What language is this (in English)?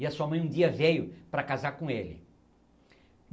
Portuguese